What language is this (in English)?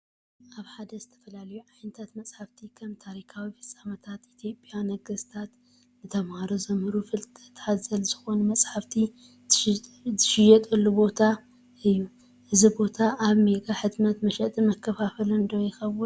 Tigrinya